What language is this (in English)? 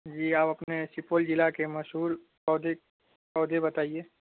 Urdu